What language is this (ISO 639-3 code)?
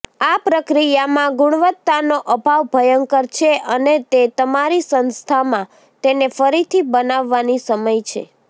guj